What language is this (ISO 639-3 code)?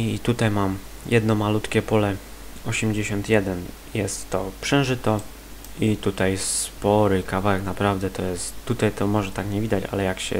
pol